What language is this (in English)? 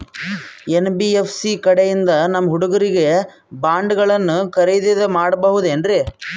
Kannada